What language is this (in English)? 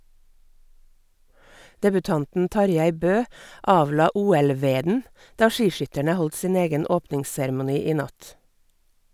Norwegian